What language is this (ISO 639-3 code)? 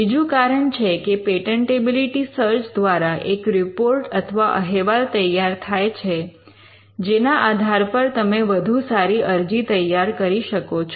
guj